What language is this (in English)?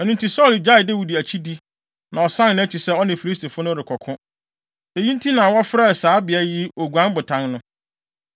Akan